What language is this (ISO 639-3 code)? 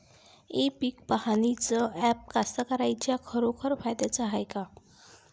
mar